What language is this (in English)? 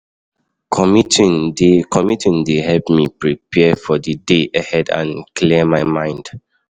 Nigerian Pidgin